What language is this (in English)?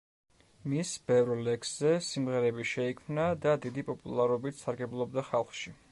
Georgian